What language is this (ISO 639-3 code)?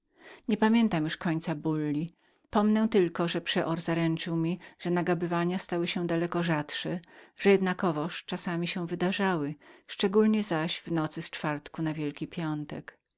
pol